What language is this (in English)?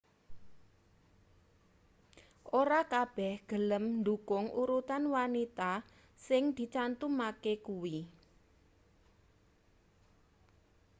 Javanese